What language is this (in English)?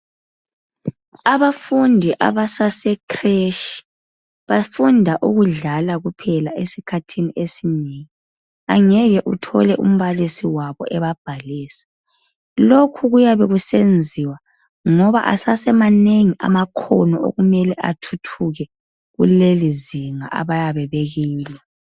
North Ndebele